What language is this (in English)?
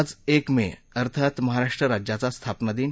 Marathi